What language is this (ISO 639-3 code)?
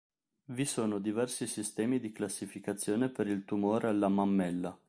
ita